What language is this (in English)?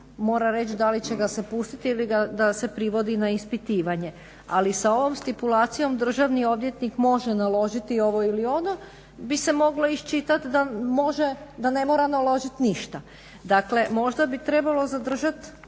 Croatian